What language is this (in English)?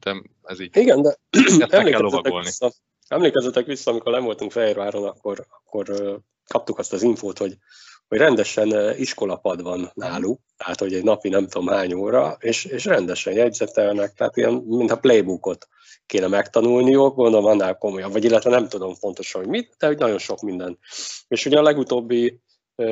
Hungarian